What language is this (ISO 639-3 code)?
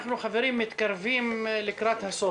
heb